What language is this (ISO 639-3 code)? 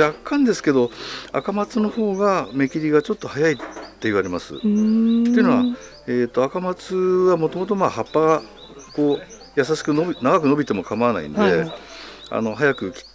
jpn